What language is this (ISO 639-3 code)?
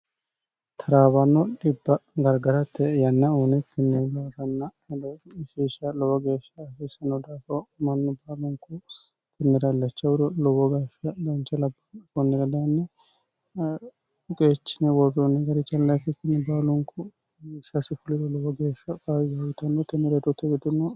sid